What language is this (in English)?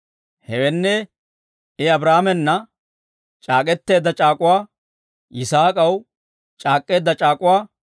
Dawro